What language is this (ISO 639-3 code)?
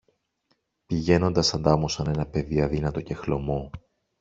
ell